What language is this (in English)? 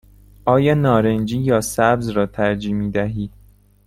Persian